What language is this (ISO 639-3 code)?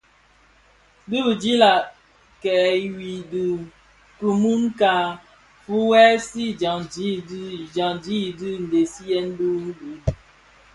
ksf